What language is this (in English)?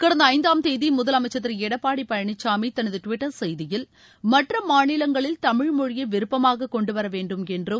Tamil